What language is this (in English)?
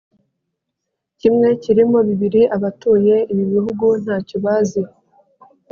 Kinyarwanda